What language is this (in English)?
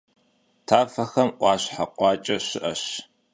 Kabardian